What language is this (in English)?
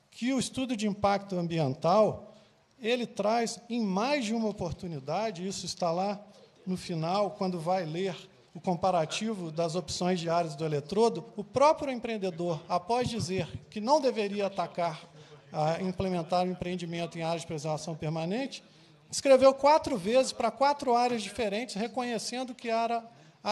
Portuguese